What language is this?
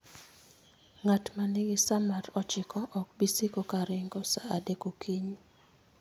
Luo (Kenya and Tanzania)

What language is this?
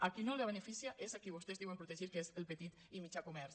Catalan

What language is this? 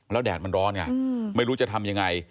Thai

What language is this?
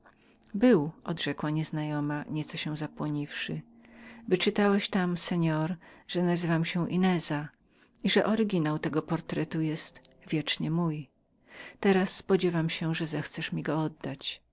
Polish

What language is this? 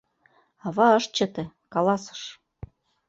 Mari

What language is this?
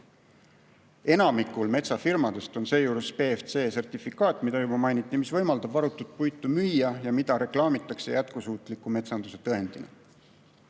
Estonian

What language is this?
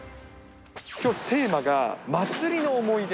Japanese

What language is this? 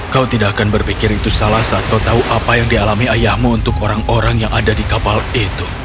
Indonesian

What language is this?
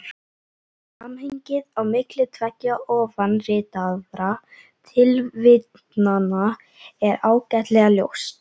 Icelandic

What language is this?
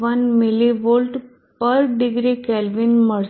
Gujarati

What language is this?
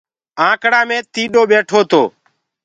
Gurgula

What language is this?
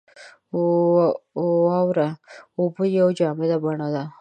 Pashto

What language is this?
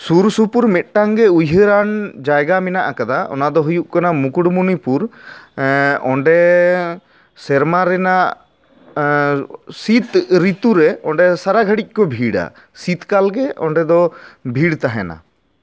Santali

